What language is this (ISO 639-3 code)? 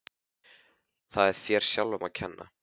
isl